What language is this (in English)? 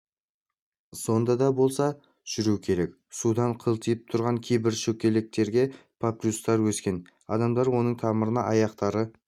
Kazakh